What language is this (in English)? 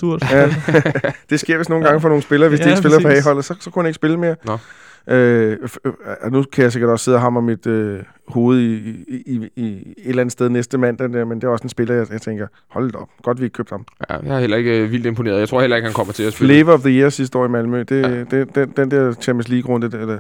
Danish